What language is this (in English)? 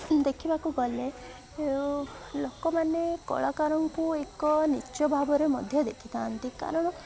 Odia